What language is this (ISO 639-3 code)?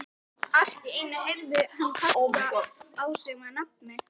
isl